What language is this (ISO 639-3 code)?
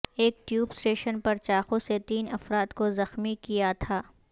urd